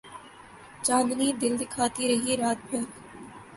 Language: Urdu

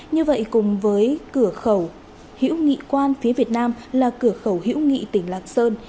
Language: Vietnamese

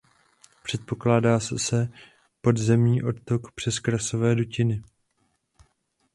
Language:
Czech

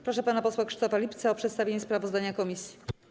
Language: Polish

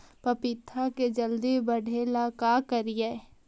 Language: Magahi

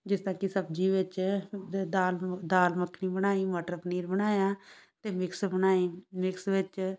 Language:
Punjabi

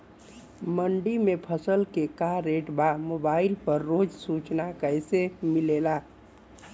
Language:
Bhojpuri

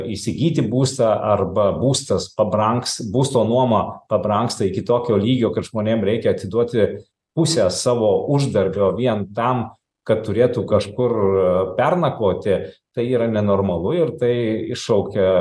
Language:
Lithuanian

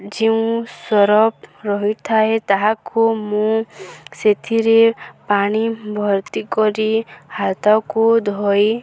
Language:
Odia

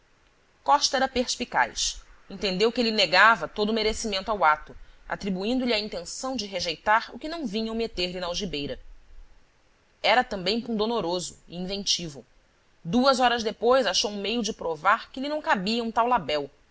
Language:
Portuguese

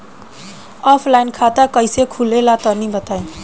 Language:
Bhojpuri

